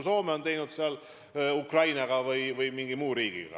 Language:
Estonian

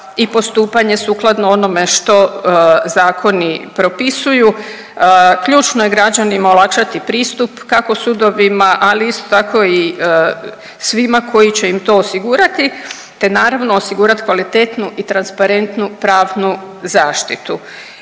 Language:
Croatian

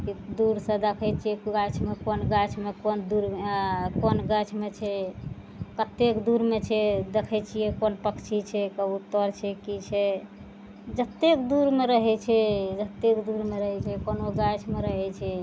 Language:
Maithili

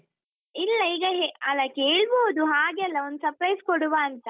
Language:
Kannada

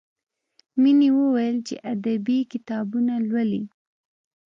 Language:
Pashto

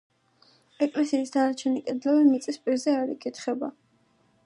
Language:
Georgian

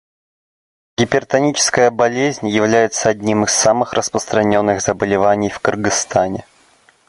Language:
Russian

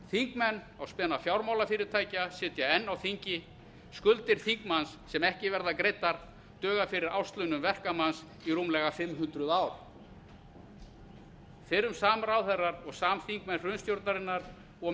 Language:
Icelandic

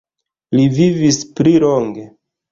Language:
Esperanto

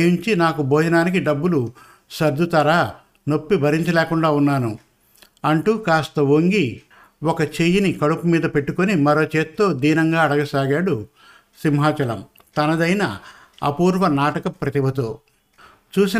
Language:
Telugu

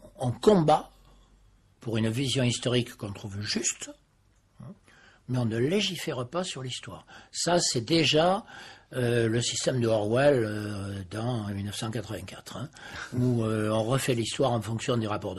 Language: French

